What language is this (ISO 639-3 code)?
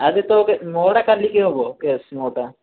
ori